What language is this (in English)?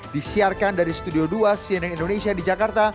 Indonesian